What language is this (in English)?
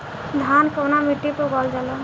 Bhojpuri